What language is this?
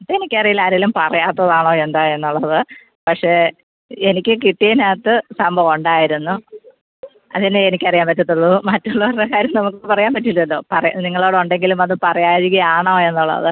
Malayalam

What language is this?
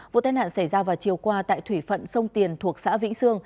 Vietnamese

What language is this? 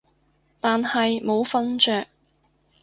Cantonese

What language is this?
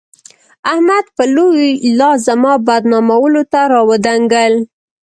Pashto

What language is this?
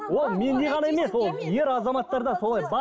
Kazakh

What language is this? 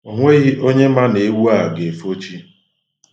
Igbo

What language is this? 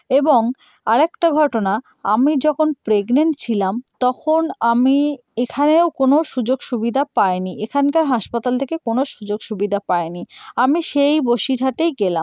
Bangla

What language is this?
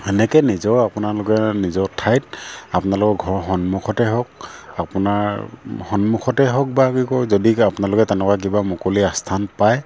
Assamese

